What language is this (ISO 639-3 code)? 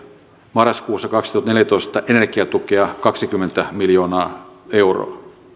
fin